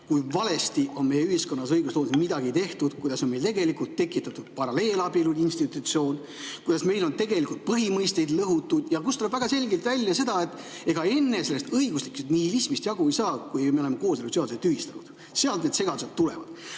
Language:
Estonian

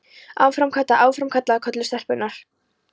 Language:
Icelandic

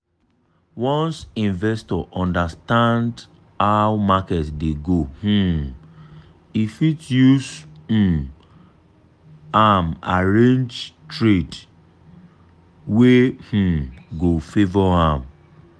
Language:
Nigerian Pidgin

